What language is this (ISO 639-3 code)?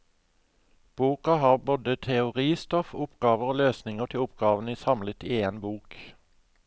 nor